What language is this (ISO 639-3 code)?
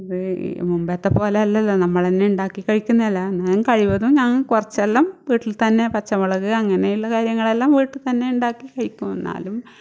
mal